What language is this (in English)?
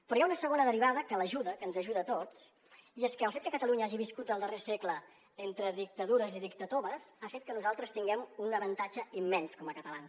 Catalan